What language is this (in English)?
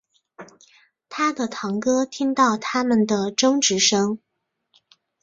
Chinese